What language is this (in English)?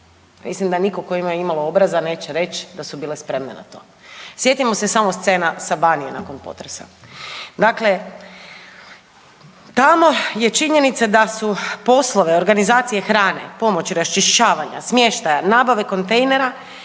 Croatian